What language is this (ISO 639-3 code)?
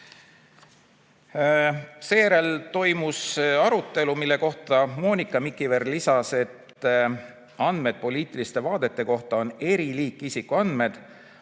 est